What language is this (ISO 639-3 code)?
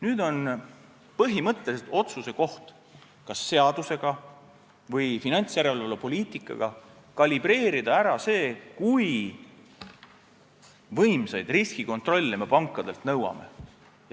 est